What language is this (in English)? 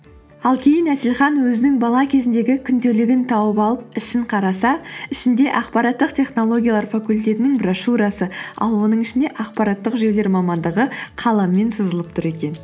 Kazakh